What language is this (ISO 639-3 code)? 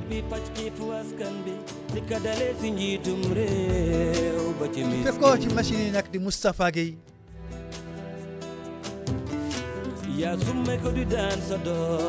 wol